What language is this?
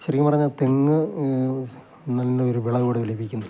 Malayalam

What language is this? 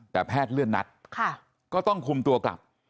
Thai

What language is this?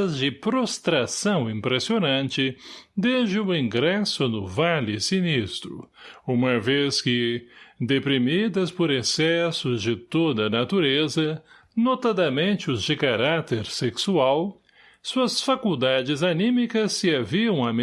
Portuguese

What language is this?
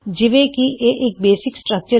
Punjabi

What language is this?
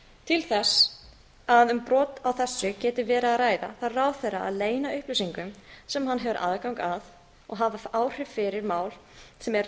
Icelandic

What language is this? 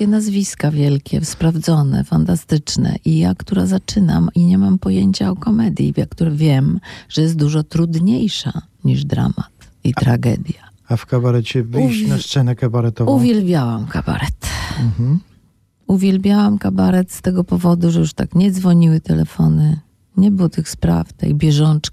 Polish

